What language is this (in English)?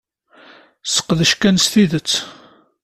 Kabyle